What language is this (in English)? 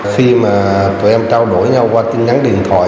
Vietnamese